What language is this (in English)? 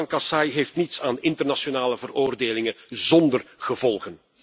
Dutch